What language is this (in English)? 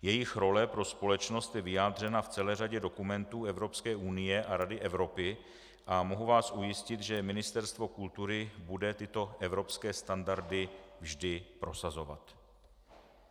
Czech